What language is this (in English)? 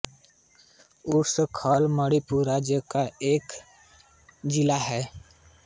Hindi